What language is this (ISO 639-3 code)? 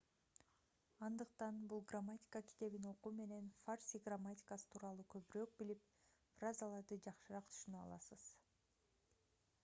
kir